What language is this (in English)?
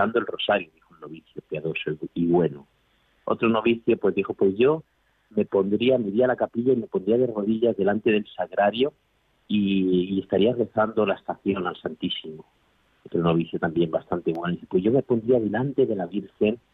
Spanish